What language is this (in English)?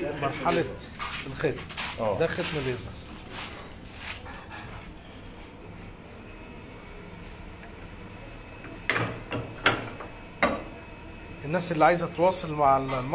Arabic